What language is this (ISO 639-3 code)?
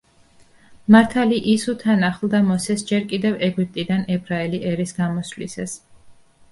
kat